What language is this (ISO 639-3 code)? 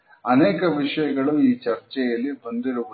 kan